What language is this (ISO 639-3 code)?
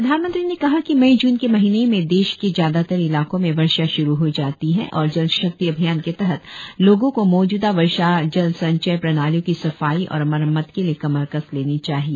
hin